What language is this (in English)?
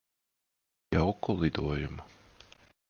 Latvian